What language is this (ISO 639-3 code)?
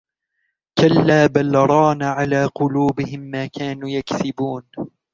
ara